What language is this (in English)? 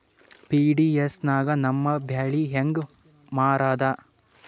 Kannada